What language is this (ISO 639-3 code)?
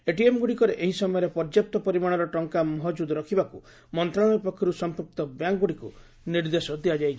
ori